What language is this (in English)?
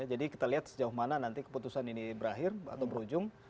Indonesian